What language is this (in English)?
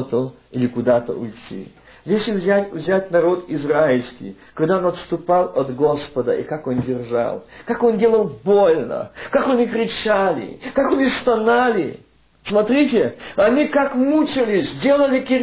Russian